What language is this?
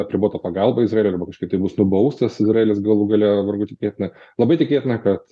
Lithuanian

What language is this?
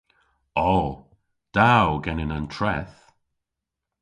Cornish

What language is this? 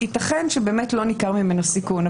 Hebrew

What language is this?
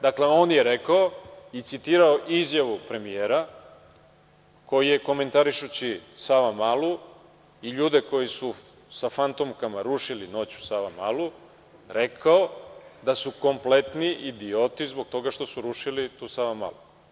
Serbian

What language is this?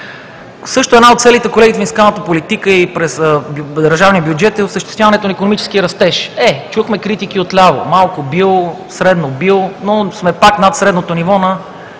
Bulgarian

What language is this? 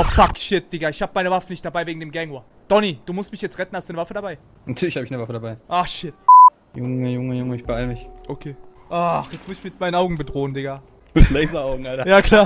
German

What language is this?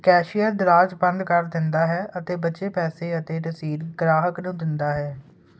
Punjabi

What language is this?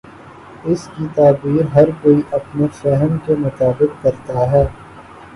Urdu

